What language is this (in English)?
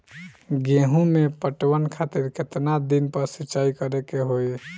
Bhojpuri